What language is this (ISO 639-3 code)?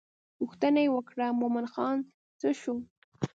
pus